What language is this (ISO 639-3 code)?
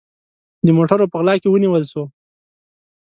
pus